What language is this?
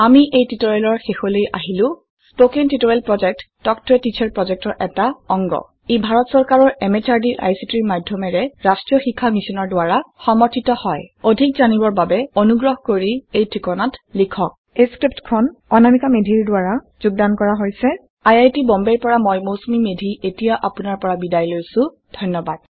Assamese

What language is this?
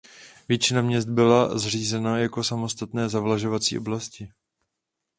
Czech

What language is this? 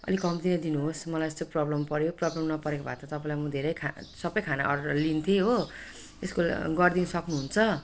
Nepali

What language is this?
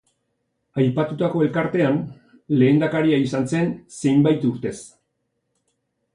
Basque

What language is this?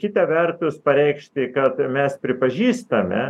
Lithuanian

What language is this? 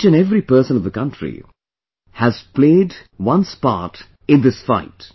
English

